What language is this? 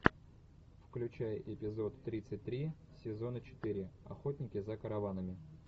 Russian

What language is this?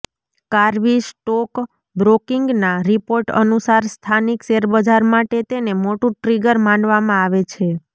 Gujarati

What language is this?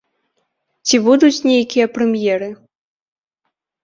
Belarusian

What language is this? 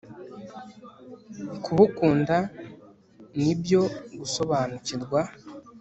Kinyarwanda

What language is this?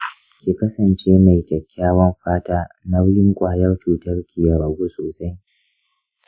Hausa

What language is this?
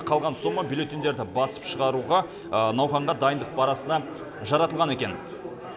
Kazakh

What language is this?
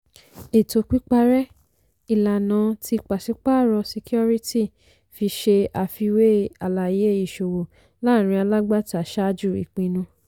Yoruba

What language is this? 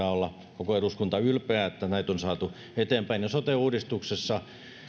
Finnish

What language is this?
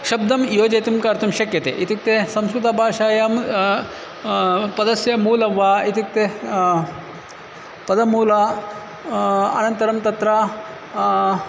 Sanskrit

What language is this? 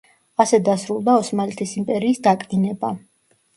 Georgian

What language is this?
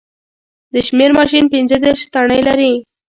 Pashto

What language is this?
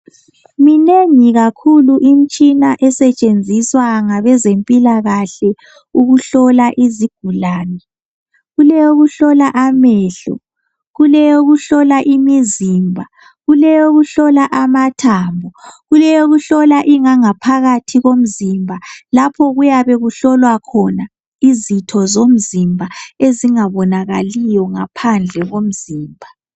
North Ndebele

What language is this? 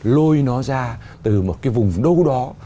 Vietnamese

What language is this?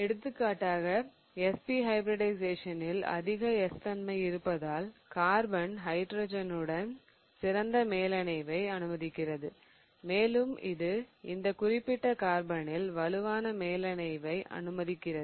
Tamil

